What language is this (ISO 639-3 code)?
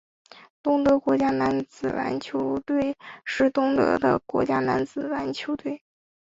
zho